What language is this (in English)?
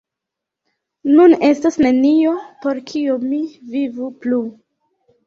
Esperanto